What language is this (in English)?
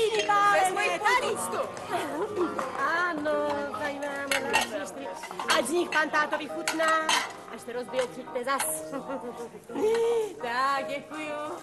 Czech